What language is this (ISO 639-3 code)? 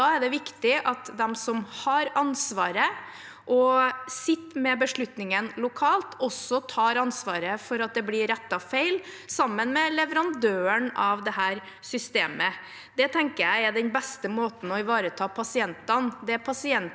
nor